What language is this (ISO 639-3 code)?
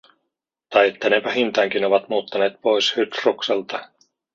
fin